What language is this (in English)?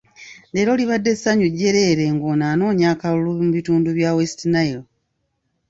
Ganda